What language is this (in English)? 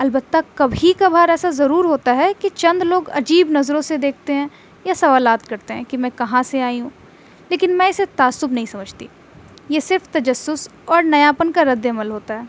Urdu